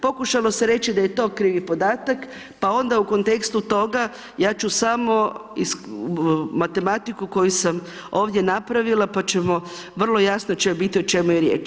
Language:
Croatian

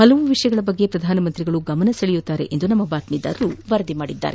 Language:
Kannada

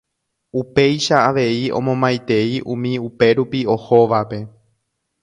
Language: Guarani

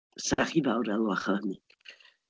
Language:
Welsh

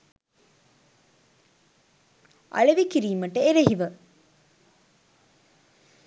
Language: Sinhala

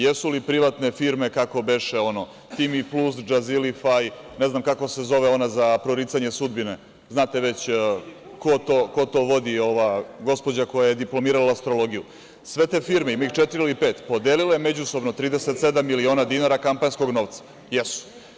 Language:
Serbian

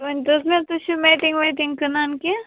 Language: Kashmiri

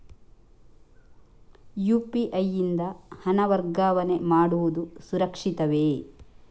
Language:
Kannada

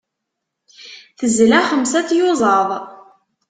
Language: Kabyle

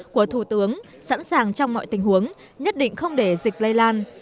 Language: Vietnamese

